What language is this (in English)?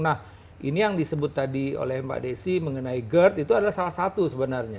Indonesian